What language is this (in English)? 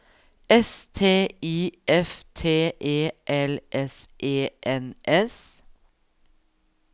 Norwegian